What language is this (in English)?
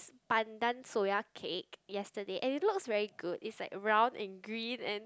English